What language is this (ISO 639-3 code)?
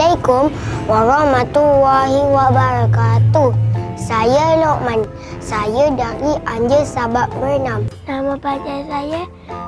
msa